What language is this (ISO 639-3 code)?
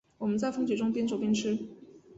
zho